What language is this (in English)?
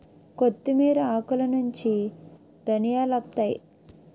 Telugu